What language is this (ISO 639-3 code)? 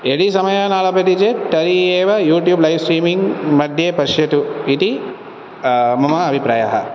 san